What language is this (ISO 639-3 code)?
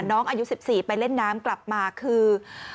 tha